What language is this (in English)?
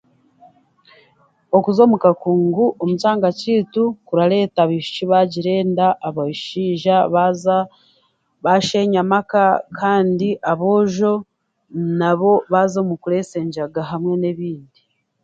Chiga